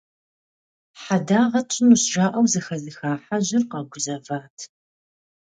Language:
Kabardian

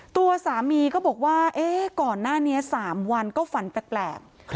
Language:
Thai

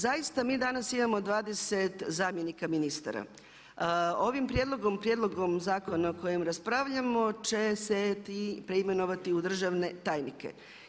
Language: Croatian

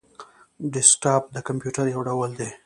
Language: Pashto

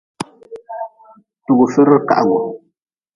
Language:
Nawdm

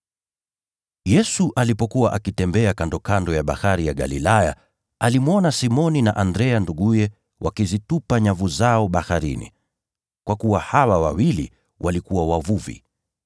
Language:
Swahili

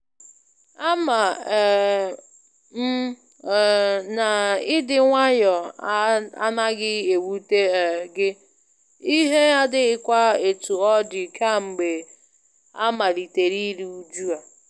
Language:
Igbo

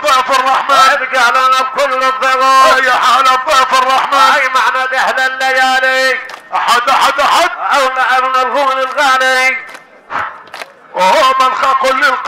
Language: Arabic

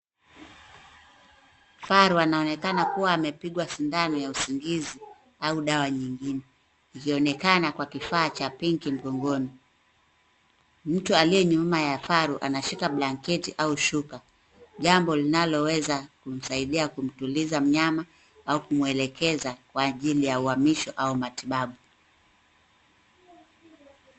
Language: Swahili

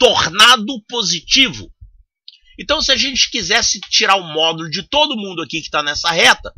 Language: Portuguese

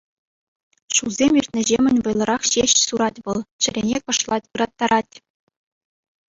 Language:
Chuvash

